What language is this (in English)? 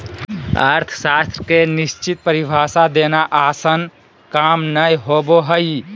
Magahi